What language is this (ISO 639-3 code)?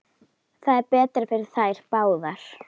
isl